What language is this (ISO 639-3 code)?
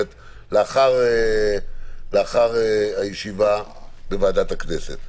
heb